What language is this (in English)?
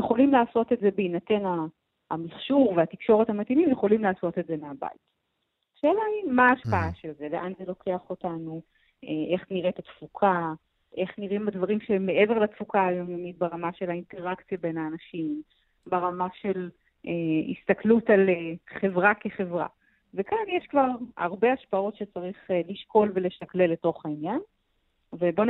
Hebrew